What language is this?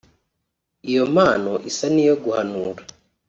Kinyarwanda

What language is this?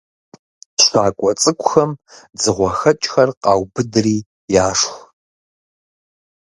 Kabardian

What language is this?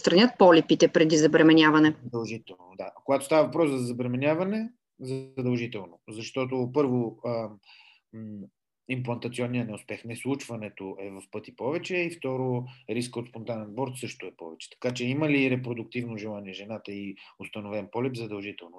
Bulgarian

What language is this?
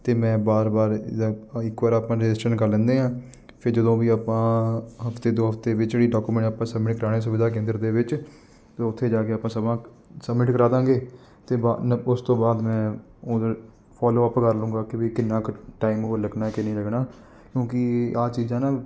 Punjabi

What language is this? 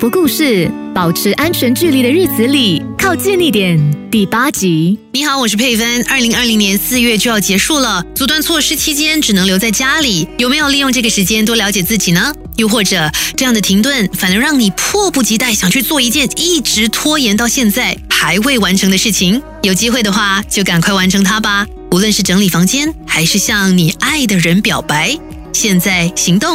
Chinese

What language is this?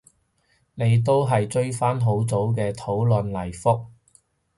Cantonese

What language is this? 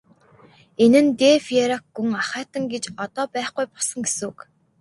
Mongolian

